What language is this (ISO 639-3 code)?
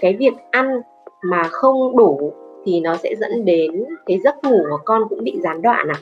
vie